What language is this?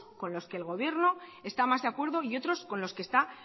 Spanish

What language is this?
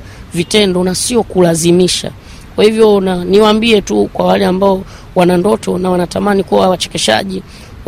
Swahili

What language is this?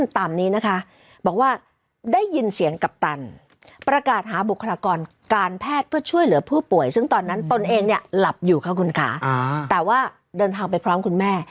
Thai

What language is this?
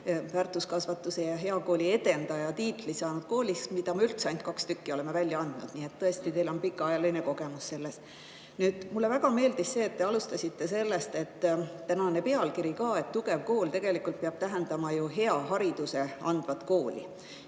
Estonian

